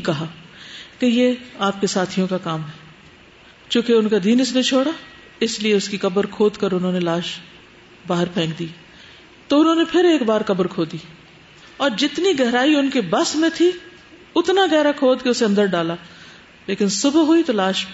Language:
Urdu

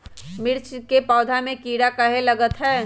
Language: Magahi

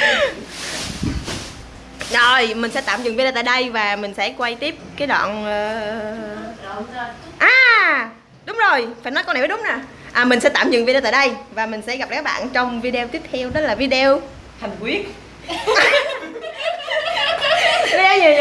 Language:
Vietnamese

